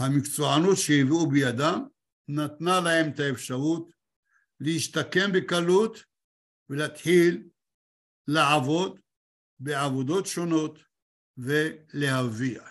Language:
Hebrew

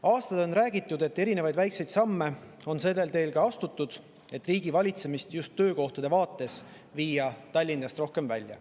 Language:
Estonian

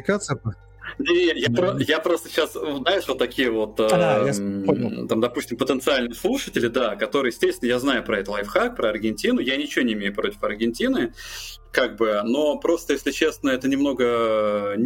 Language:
Russian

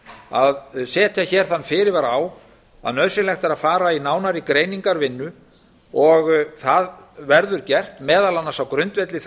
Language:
Icelandic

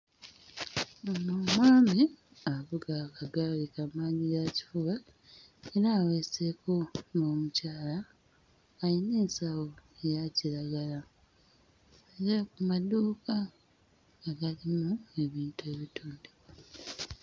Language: Ganda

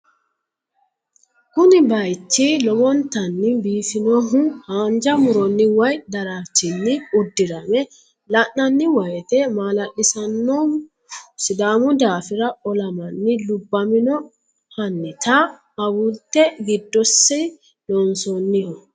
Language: Sidamo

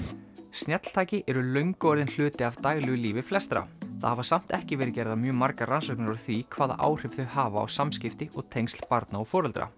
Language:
Icelandic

